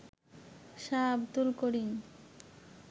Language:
Bangla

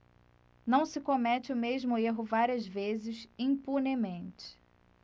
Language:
Portuguese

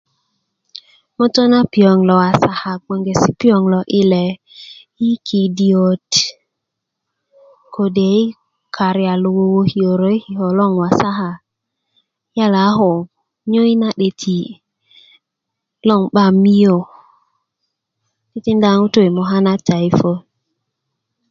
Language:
Kuku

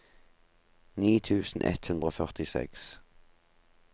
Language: Norwegian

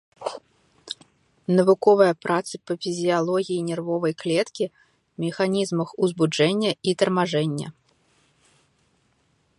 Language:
Belarusian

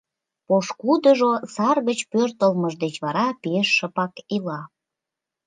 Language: Mari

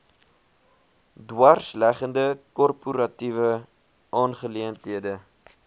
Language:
Afrikaans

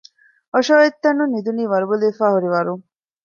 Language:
Divehi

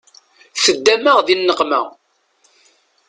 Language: Kabyle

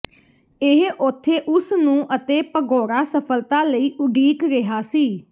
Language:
Punjabi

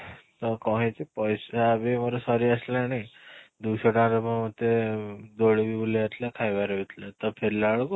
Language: Odia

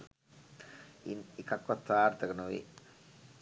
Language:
Sinhala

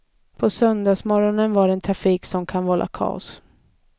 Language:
Swedish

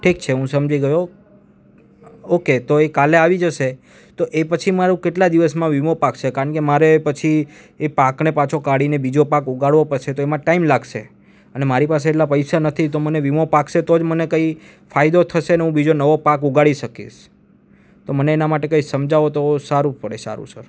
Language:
Gujarati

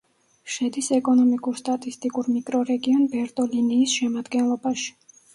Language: Georgian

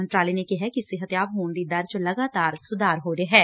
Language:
Punjabi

